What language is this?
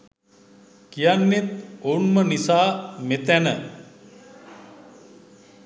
Sinhala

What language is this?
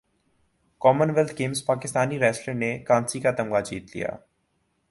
Urdu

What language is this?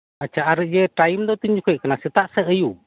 Santali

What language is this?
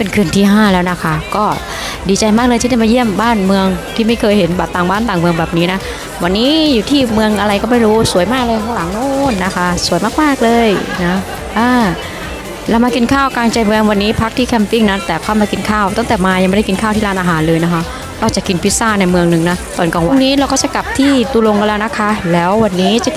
Thai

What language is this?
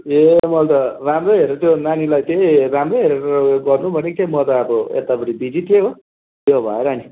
Nepali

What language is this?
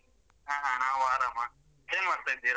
Kannada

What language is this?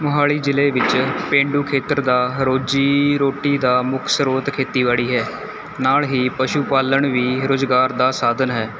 Punjabi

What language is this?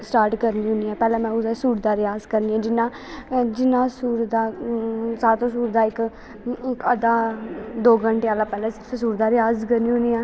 Dogri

